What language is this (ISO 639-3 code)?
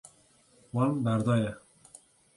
kur